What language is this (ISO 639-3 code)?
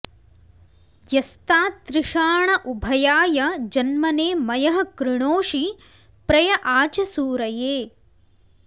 san